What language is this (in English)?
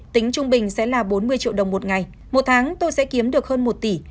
Vietnamese